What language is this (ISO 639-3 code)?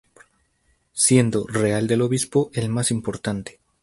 spa